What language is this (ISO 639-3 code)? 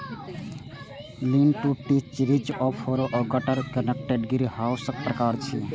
mai